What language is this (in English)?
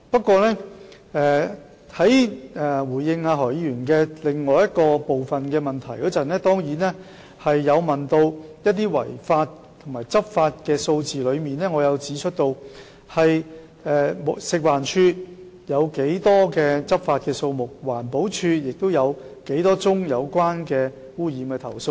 Cantonese